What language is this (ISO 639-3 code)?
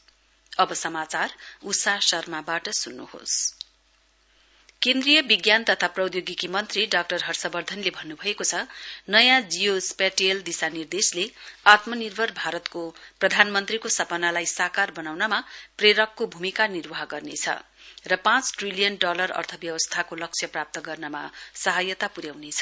nep